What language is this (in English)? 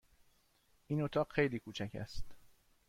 Persian